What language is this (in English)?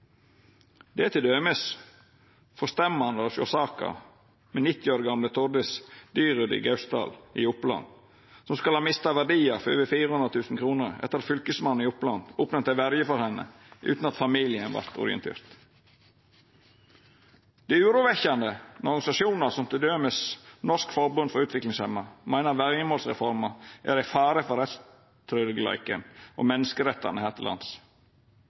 Norwegian Nynorsk